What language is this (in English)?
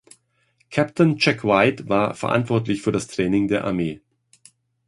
German